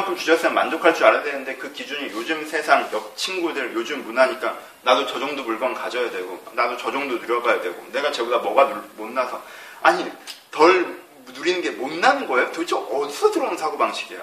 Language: Korean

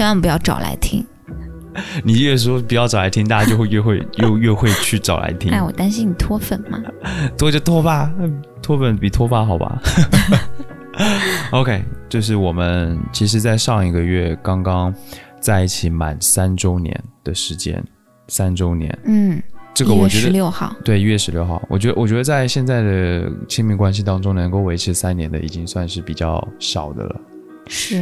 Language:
Chinese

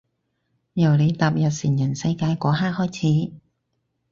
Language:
Cantonese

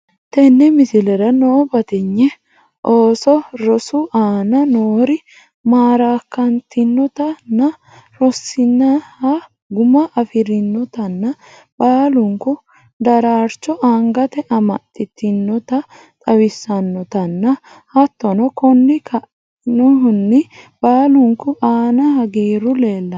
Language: Sidamo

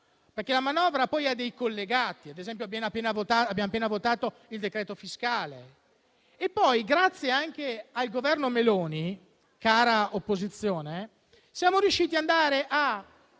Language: Italian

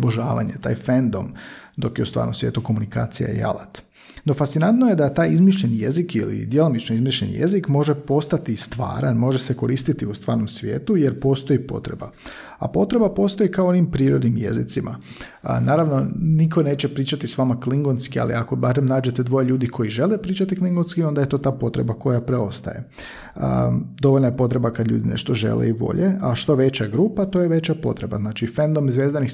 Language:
Croatian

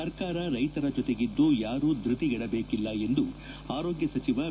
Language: Kannada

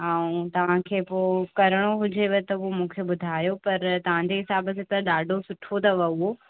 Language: Sindhi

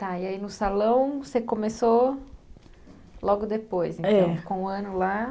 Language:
Portuguese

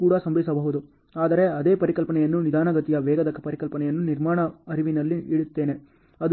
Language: Kannada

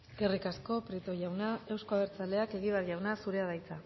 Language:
Basque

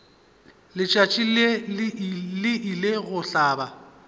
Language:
Northern Sotho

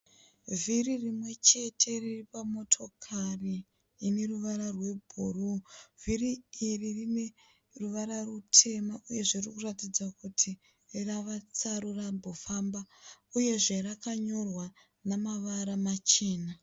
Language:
Shona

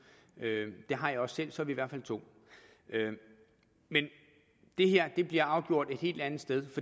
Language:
Danish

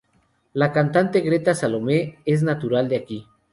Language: Spanish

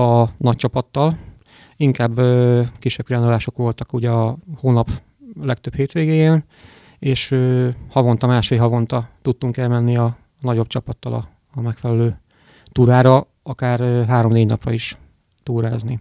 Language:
Hungarian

